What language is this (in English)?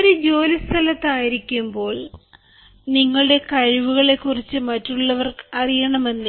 Malayalam